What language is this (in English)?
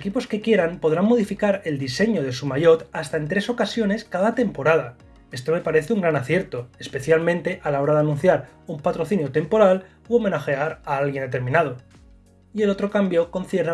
Spanish